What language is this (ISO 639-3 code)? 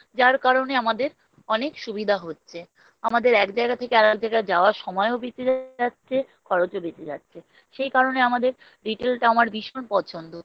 ben